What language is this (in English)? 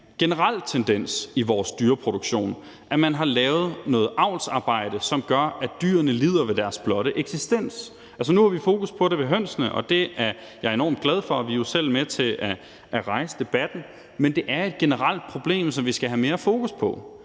Danish